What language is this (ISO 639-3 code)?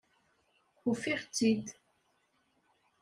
kab